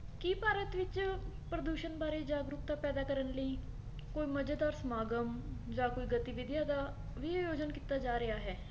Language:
Punjabi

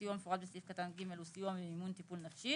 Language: Hebrew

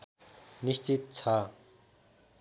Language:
Nepali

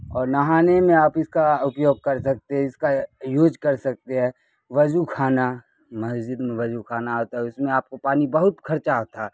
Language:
Urdu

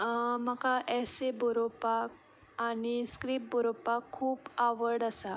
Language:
Konkani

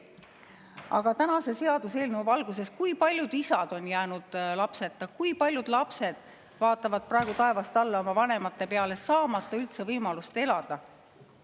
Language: Estonian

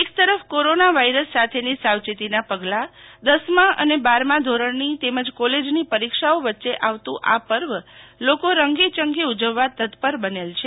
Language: Gujarati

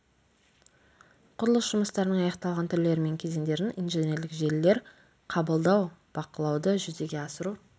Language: Kazakh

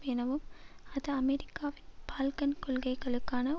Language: Tamil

